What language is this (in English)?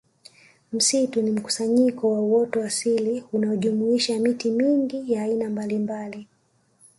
Swahili